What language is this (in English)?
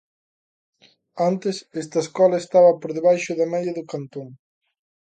Galician